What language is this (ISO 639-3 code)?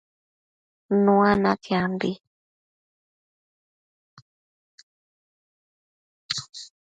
mcf